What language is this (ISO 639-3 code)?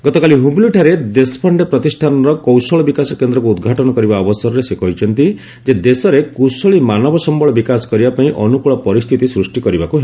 ori